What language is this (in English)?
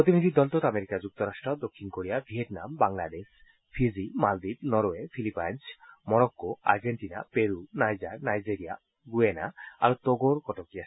Assamese